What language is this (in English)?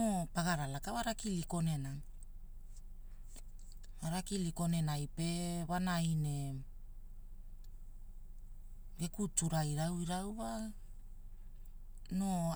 Hula